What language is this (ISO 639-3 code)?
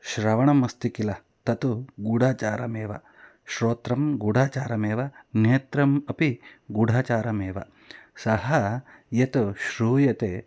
san